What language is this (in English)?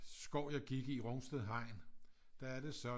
Danish